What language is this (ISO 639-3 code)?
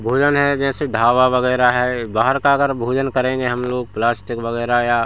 hin